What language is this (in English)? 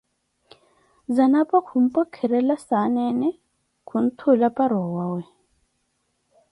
Koti